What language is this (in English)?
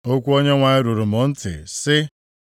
Igbo